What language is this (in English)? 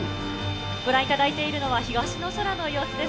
Japanese